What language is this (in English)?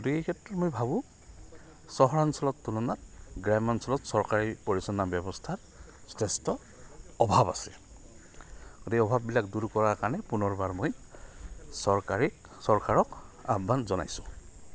Assamese